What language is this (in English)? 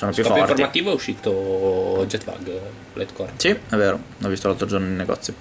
Italian